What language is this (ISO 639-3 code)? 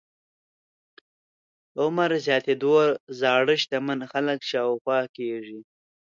pus